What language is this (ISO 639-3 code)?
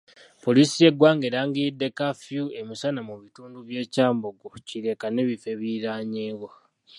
lug